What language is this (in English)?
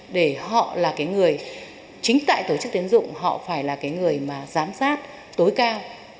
Vietnamese